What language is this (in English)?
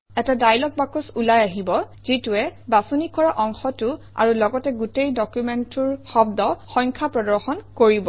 Assamese